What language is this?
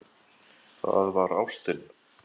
Icelandic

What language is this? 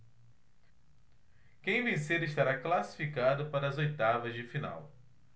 Portuguese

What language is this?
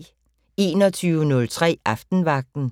Danish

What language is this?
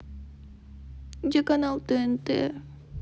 Russian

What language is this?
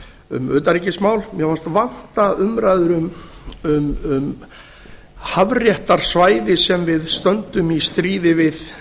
Icelandic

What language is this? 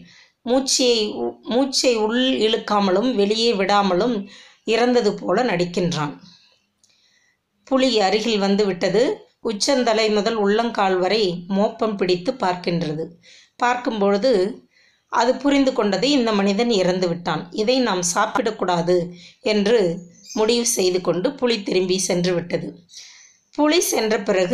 Tamil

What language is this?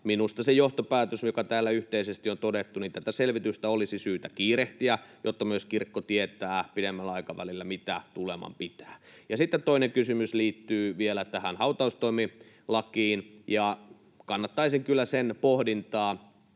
Finnish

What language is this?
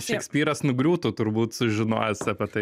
Lithuanian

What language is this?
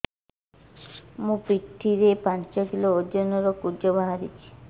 Odia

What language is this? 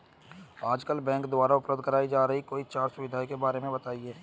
Hindi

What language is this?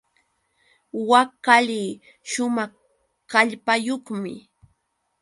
Yauyos Quechua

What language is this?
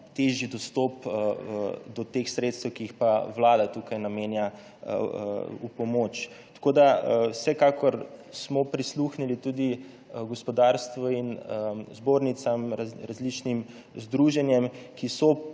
Slovenian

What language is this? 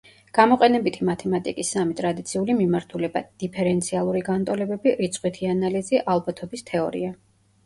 Georgian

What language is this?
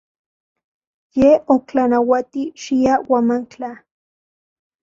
Central Puebla Nahuatl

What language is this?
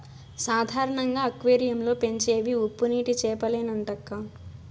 Telugu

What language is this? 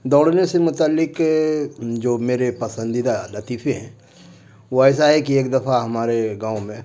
Urdu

